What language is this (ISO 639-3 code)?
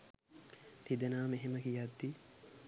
sin